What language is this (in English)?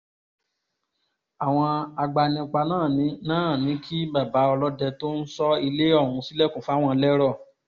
Yoruba